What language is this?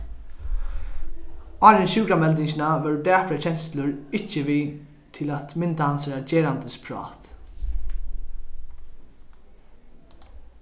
Faroese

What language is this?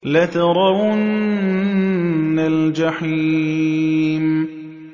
Arabic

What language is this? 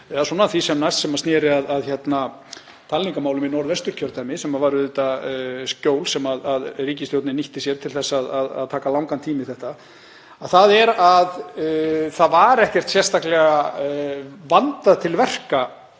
Icelandic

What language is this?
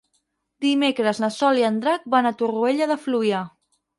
Catalan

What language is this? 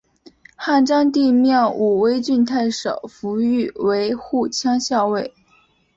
Chinese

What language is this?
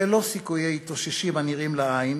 Hebrew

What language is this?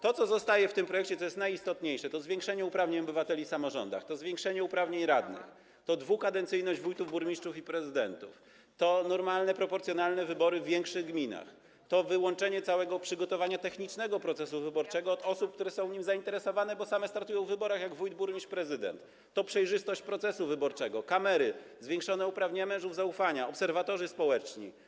Polish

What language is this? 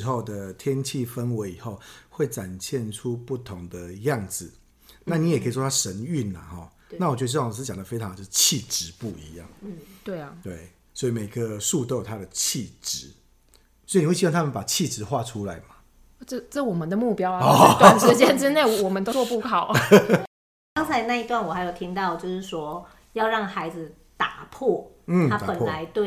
Chinese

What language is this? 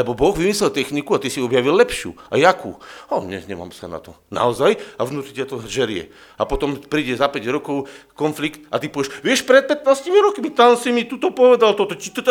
Slovak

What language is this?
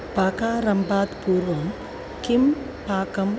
Sanskrit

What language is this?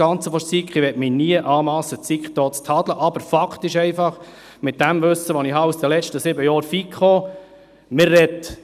Swiss German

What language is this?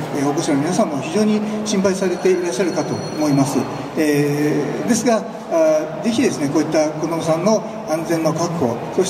Japanese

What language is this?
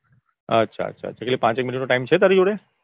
Gujarati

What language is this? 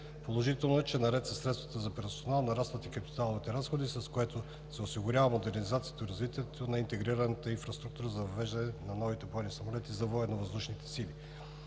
Bulgarian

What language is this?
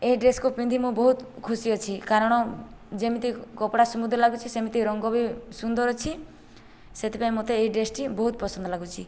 Odia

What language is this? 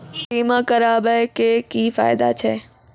Maithili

